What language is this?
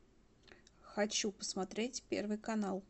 Russian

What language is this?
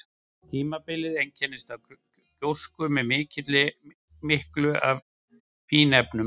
Icelandic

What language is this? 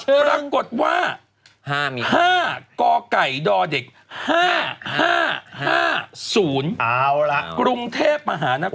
Thai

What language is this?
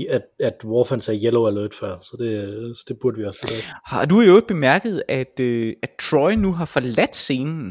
Danish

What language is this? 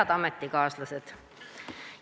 Estonian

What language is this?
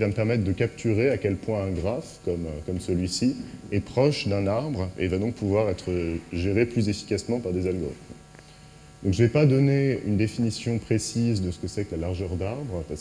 French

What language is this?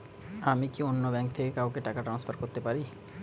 Bangla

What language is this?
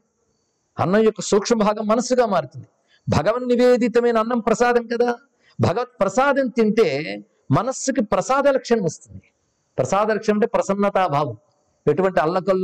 Telugu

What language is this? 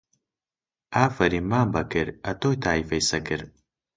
Central Kurdish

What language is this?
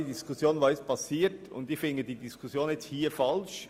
Swiss German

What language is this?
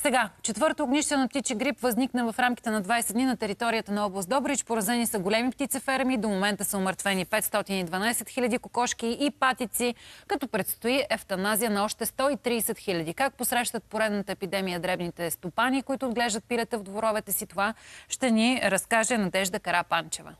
Bulgarian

